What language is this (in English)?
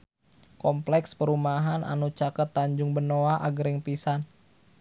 Sundanese